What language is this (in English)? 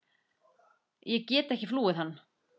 Icelandic